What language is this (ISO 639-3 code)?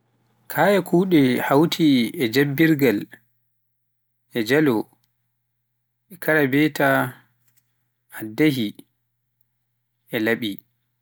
fuf